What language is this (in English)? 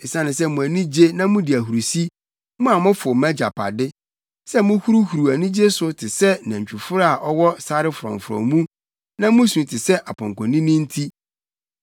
Akan